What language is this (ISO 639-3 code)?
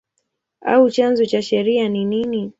swa